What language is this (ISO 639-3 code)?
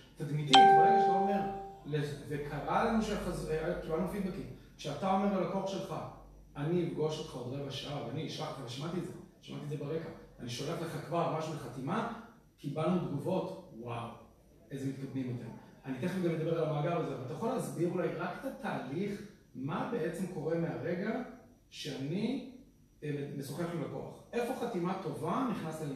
heb